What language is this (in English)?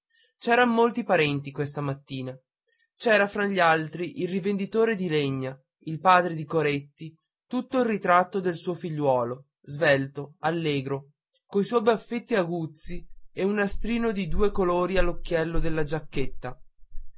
Italian